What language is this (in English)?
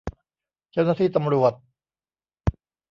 Thai